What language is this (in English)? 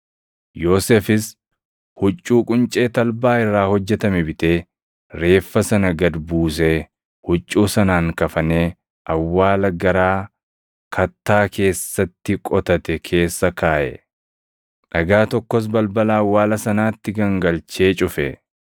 Oromo